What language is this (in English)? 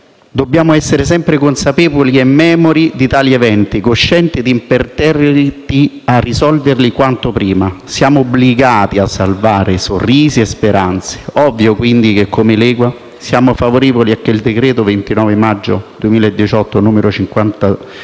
Italian